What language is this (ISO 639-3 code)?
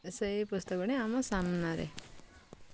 ori